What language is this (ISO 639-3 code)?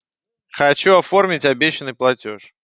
rus